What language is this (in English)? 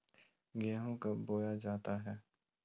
Magahi